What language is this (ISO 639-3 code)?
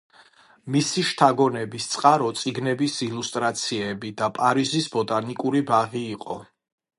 kat